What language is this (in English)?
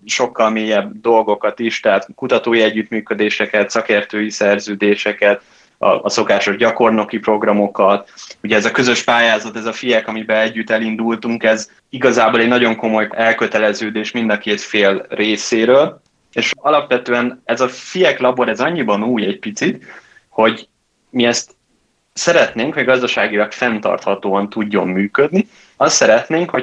Hungarian